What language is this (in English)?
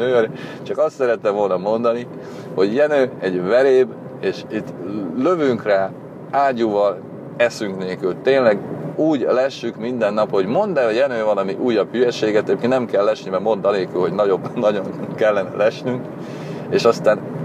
Hungarian